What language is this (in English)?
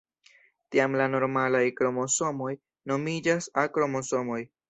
Esperanto